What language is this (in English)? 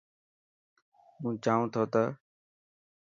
Dhatki